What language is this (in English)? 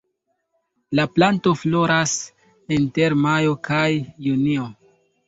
Esperanto